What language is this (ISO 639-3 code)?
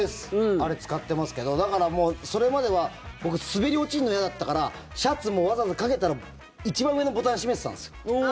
jpn